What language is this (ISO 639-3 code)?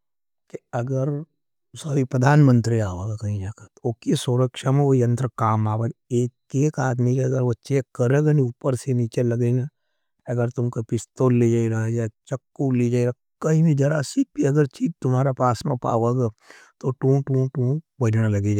noe